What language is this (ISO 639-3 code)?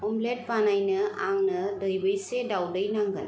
brx